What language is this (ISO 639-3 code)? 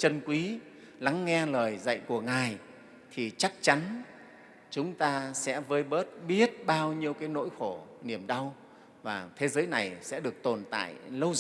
vie